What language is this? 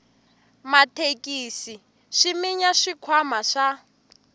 Tsonga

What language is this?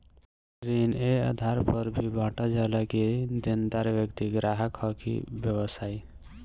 Bhojpuri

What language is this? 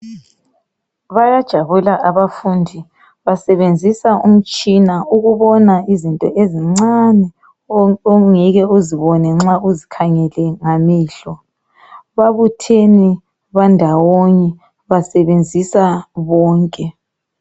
North Ndebele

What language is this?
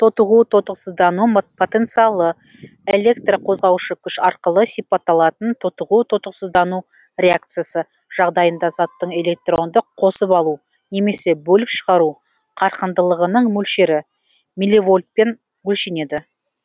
Kazakh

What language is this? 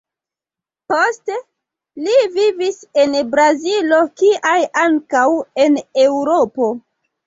Esperanto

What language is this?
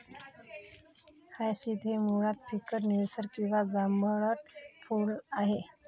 Marathi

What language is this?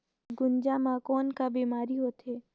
Chhattisgarhi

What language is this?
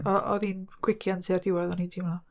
Welsh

